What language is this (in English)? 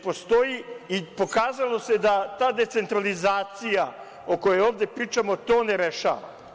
Serbian